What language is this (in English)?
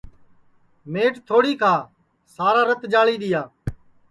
Sansi